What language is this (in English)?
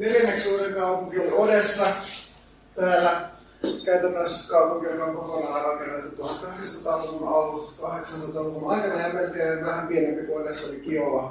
Finnish